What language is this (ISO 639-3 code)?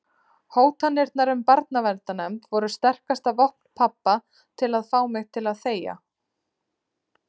isl